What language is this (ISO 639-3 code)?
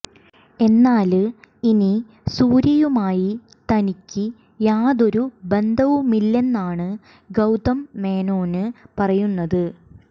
mal